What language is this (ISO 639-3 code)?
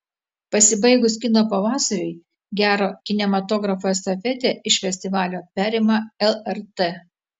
lit